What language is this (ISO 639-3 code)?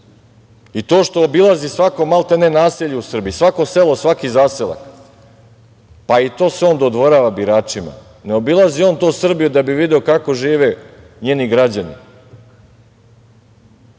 srp